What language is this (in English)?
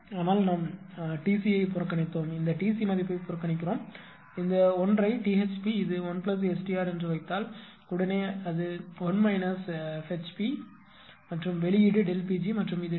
Tamil